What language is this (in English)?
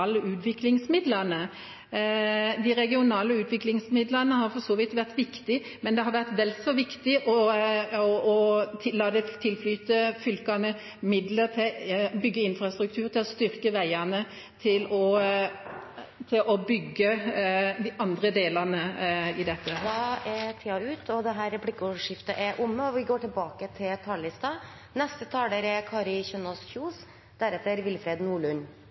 Norwegian